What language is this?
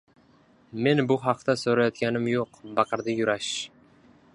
Uzbek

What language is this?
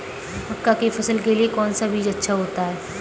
Hindi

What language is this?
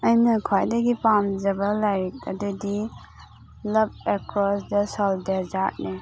Manipuri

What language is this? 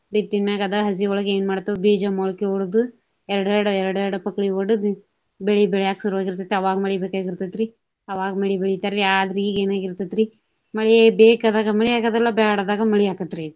Kannada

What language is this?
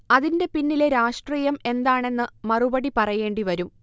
Malayalam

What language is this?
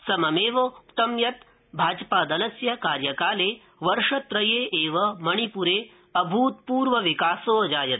Sanskrit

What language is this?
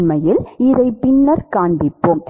Tamil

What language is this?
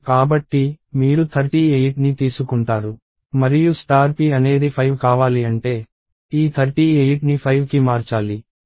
Telugu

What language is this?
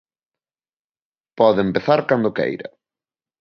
Galician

